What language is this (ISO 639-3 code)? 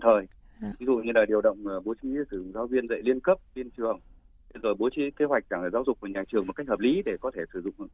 vie